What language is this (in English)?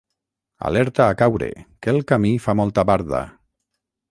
Catalan